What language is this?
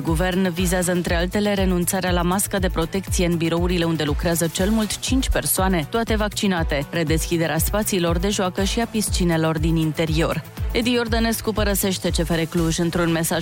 Romanian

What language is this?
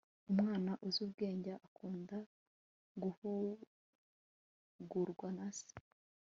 Kinyarwanda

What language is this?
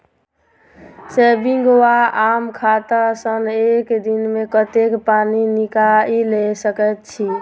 Maithili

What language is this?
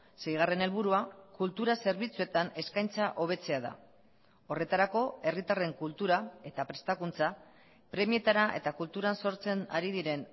Basque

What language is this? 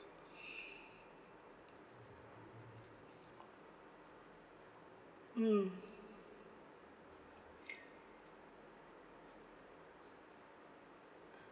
English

